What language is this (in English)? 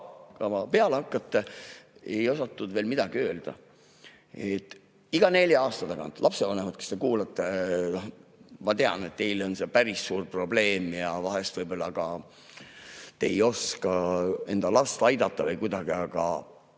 Estonian